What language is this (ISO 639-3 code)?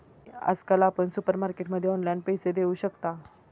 mar